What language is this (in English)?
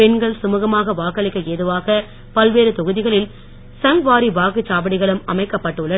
Tamil